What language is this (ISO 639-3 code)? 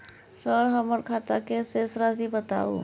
mai